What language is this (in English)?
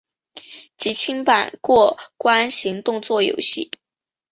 Chinese